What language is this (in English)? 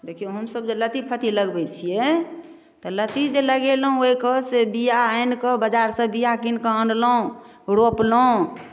Maithili